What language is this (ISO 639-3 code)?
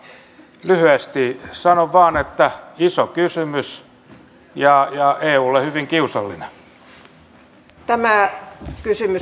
fin